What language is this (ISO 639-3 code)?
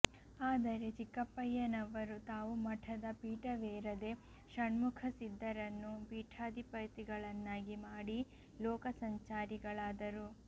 kan